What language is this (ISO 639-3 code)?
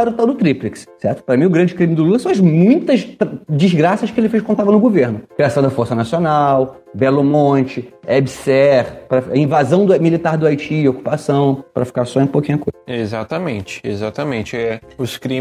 por